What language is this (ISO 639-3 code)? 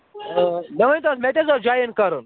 kas